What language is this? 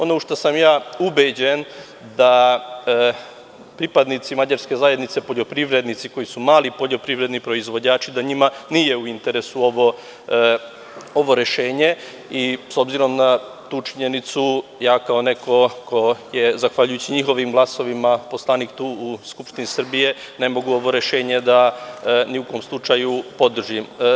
Serbian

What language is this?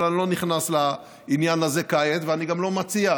Hebrew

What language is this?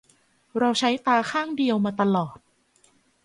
Thai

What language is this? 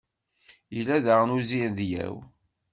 Kabyle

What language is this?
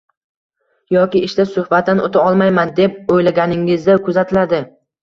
Uzbek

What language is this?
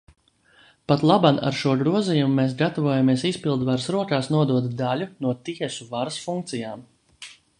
Latvian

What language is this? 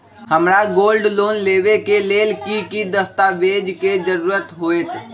Magahi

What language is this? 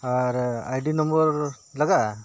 Santali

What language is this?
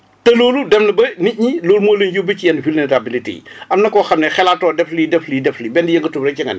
Wolof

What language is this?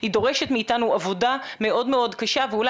Hebrew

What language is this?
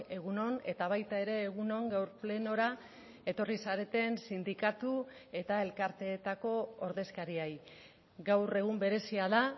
Basque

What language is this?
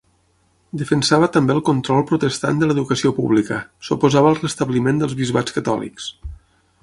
Catalan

